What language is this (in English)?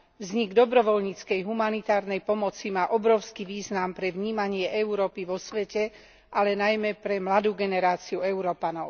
Slovak